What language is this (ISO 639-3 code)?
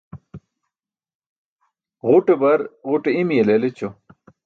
bsk